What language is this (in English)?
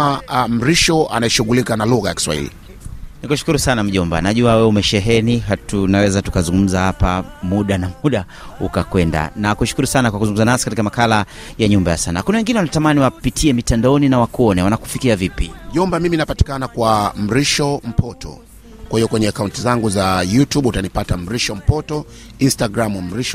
Swahili